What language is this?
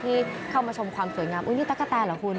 Thai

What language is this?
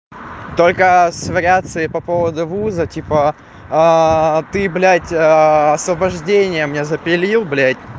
Russian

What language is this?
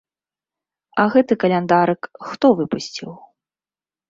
Belarusian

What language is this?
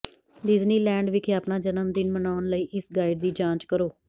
Punjabi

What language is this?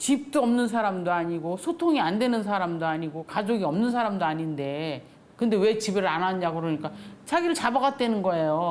Korean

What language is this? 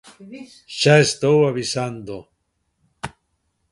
Galician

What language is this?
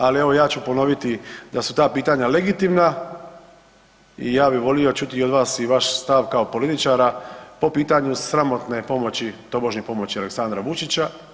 Croatian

